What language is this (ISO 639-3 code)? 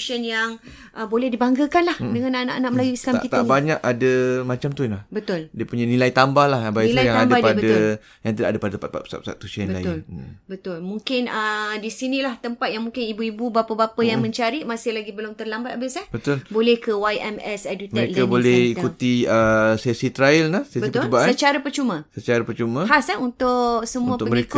msa